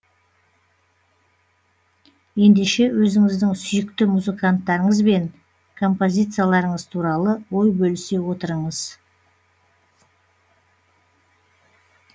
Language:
Kazakh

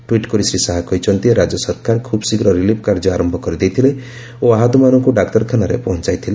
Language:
Odia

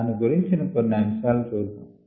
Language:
Telugu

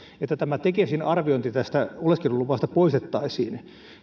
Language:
Finnish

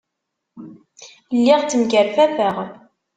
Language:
Kabyle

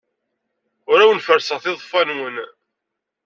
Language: Kabyle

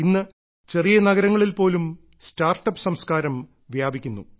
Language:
Malayalam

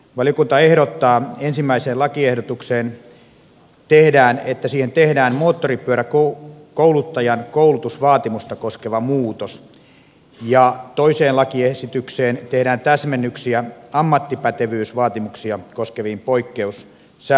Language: Finnish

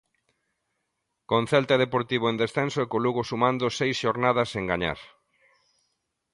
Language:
Galician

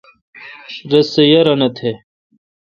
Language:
Kalkoti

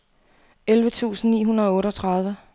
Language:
Danish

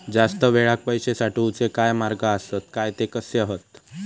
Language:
Marathi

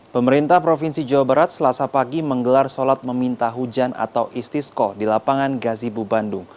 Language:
Indonesian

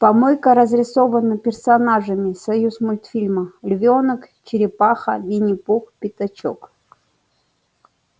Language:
Russian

